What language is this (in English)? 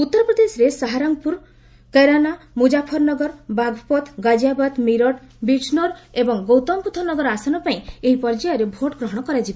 Odia